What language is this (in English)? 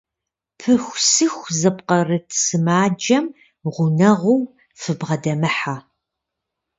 Kabardian